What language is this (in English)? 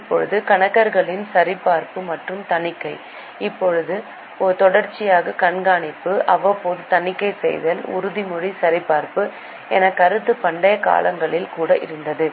Tamil